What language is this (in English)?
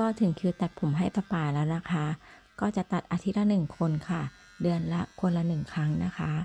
Thai